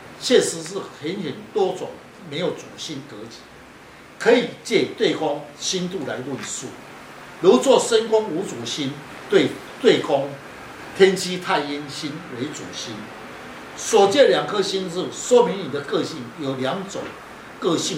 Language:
Chinese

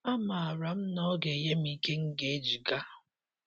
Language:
Igbo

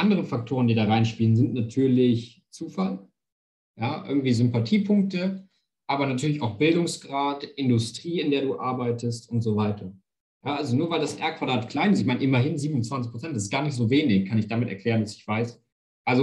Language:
German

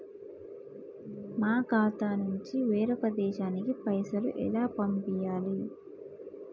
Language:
Telugu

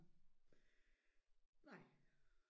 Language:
Danish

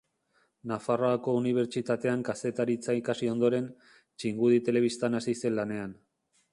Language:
Basque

